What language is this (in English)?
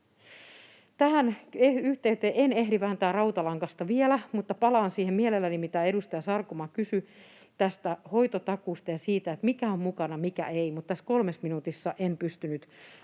Finnish